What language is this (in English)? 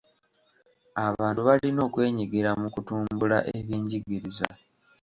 Ganda